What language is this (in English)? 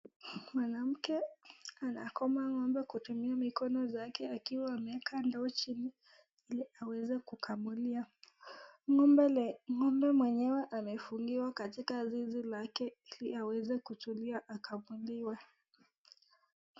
Swahili